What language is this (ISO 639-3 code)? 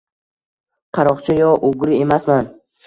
uzb